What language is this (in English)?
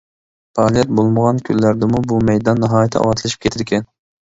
Uyghur